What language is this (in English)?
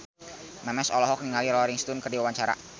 Sundanese